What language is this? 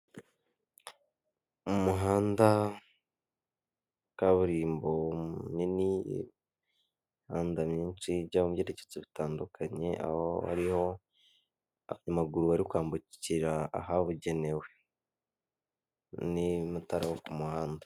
Kinyarwanda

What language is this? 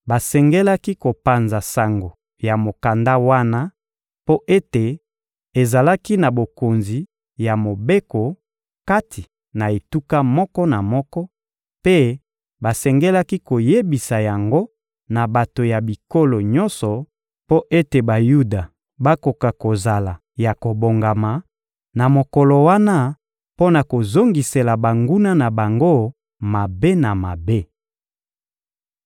Lingala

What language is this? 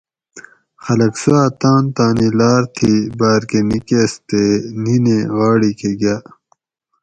Gawri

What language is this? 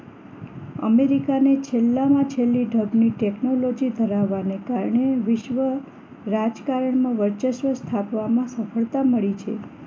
Gujarati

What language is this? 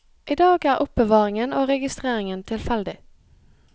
Norwegian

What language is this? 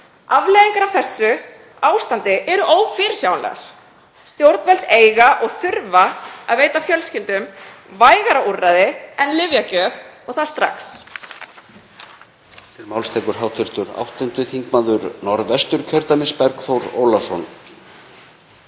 Icelandic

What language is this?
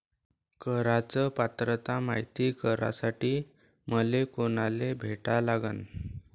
Marathi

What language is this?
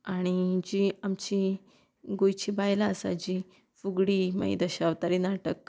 Konkani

